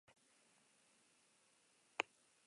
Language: Basque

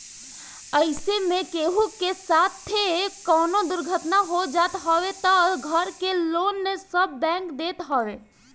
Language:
Bhojpuri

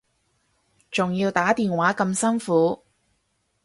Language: Cantonese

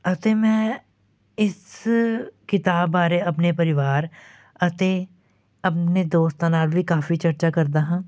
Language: Punjabi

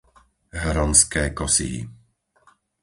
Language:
Slovak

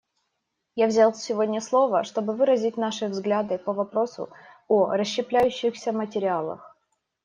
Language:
Russian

